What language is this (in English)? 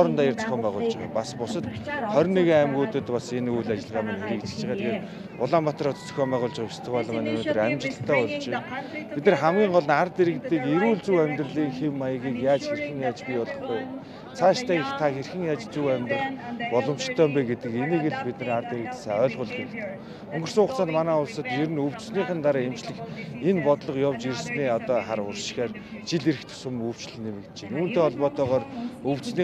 Turkish